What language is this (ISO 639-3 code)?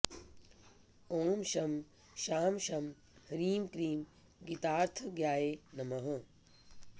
san